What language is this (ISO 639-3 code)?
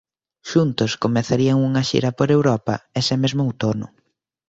glg